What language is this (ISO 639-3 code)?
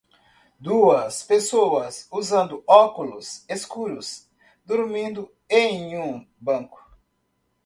por